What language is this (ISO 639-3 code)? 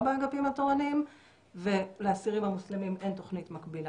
heb